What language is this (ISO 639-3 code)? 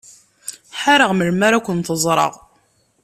kab